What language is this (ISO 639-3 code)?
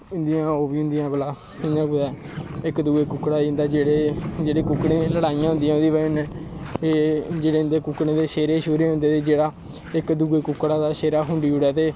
doi